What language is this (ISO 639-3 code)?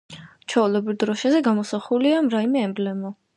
kat